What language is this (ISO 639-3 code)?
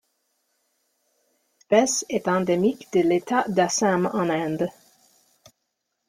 fra